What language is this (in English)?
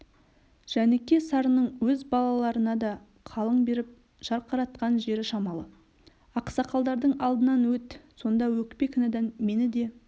Kazakh